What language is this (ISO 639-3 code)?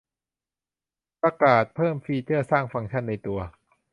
tha